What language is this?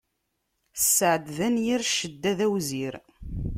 Kabyle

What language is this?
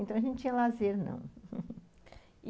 Portuguese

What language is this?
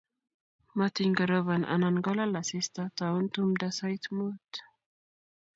Kalenjin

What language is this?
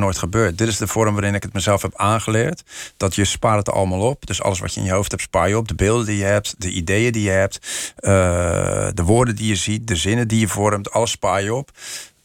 Dutch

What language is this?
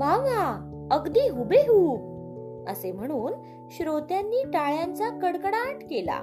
Marathi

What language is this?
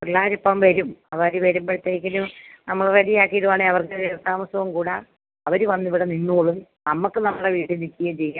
Malayalam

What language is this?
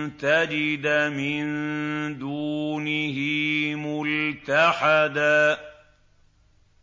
Arabic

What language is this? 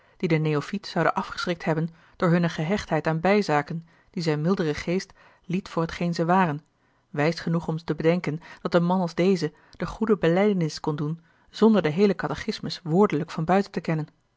Dutch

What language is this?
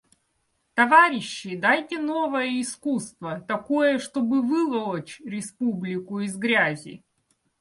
Russian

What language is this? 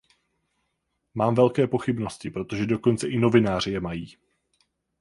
Czech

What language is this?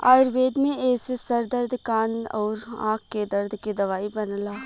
Bhojpuri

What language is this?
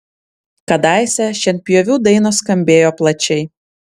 Lithuanian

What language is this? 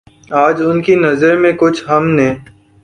Urdu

